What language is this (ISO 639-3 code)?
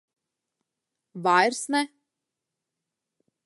lav